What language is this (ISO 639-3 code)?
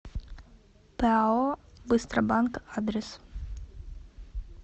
rus